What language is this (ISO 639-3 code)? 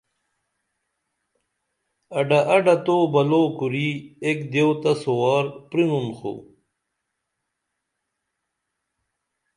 dml